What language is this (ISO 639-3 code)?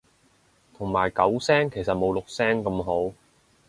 yue